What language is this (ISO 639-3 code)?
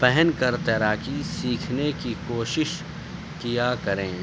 urd